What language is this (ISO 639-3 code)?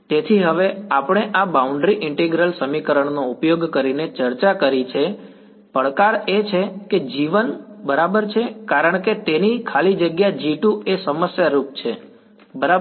guj